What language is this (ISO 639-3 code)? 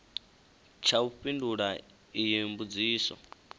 ven